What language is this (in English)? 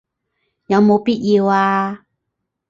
Cantonese